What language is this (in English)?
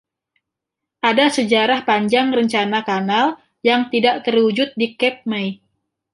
Indonesian